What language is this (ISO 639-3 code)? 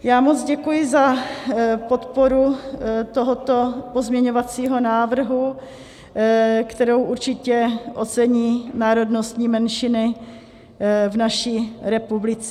ces